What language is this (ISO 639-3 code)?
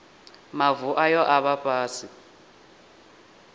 ven